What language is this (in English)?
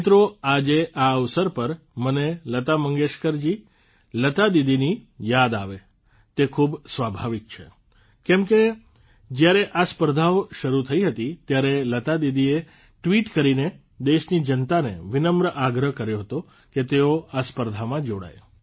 Gujarati